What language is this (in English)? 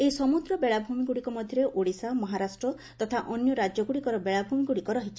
Odia